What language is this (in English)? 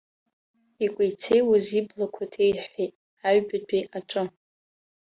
Abkhazian